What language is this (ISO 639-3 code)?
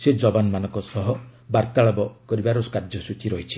ori